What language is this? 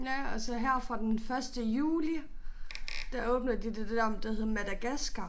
Danish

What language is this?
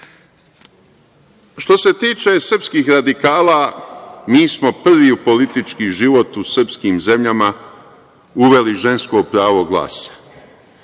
Serbian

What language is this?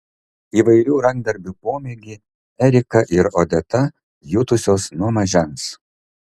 Lithuanian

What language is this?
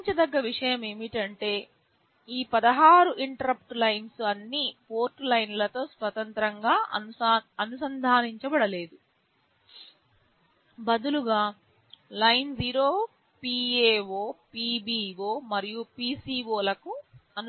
Telugu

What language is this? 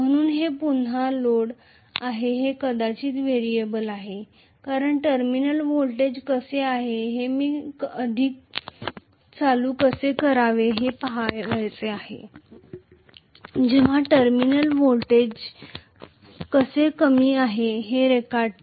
Marathi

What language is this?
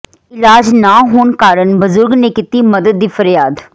Punjabi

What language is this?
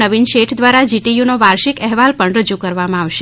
Gujarati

